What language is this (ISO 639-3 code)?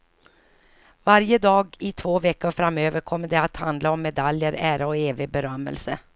swe